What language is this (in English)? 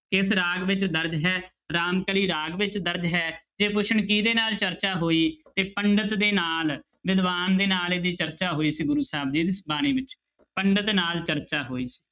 Punjabi